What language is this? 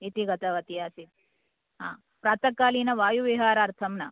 Sanskrit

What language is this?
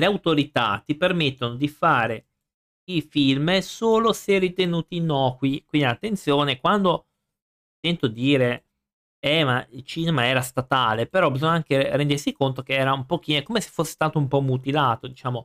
Italian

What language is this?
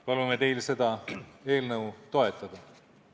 Estonian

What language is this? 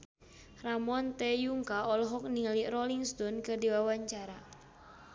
Sundanese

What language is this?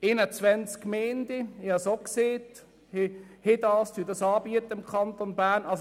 Swiss German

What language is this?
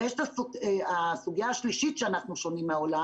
Hebrew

